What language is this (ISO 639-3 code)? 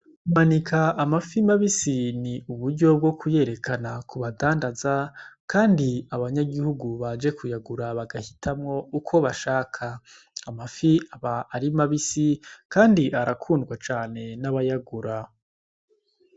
run